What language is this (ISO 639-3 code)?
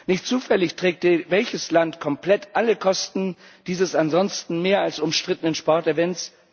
deu